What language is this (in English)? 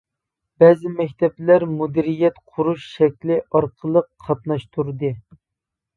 Uyghur